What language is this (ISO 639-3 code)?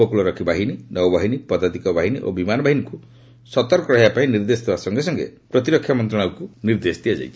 ori